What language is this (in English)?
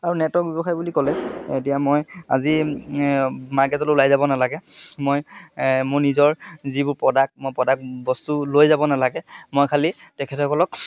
Assamese